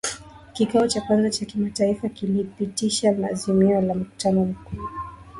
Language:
Swahili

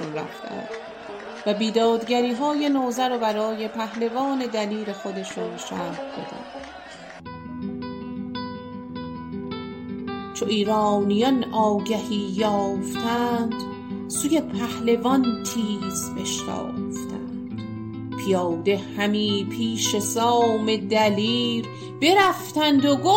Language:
Persian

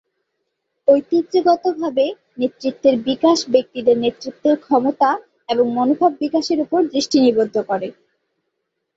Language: Bangla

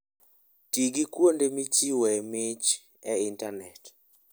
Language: Luo (Kenya and Tanzania)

